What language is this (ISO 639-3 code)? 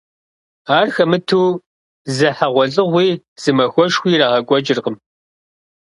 kbd